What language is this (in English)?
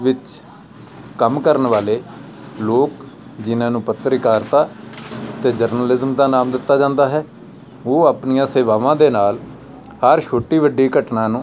Punjabi